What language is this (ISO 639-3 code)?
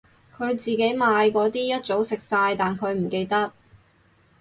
yue